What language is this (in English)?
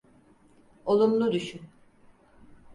Turkish